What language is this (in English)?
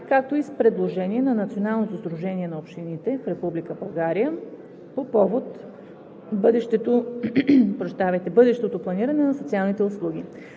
Bulgarian